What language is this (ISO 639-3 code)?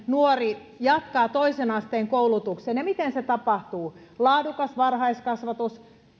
fin